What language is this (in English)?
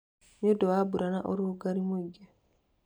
Kikuyu